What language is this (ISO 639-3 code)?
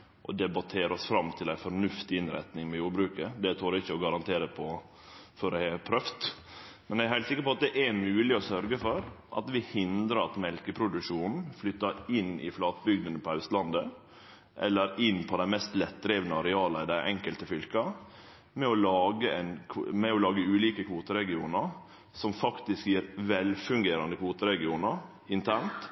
nno